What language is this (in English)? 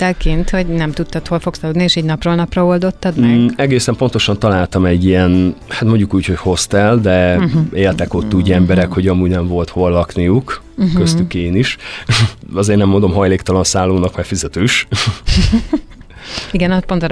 Hungarian